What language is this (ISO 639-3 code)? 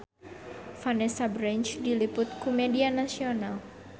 sun